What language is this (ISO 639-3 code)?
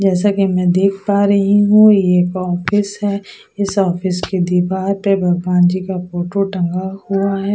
hin